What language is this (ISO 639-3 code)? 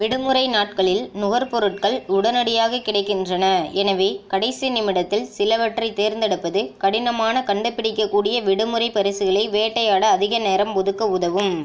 tam